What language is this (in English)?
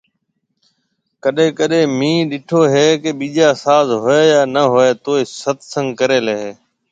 Marwari (Pakistan)